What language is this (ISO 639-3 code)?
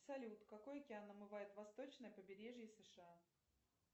rus